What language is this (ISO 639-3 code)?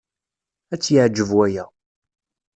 kab